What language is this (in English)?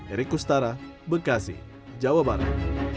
Indonesian